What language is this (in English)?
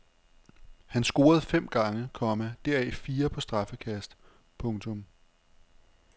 Danish